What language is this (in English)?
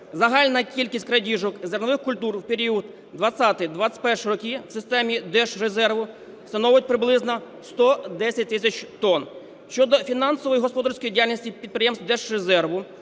Ukrainian